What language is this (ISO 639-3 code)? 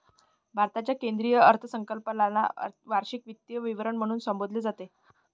mar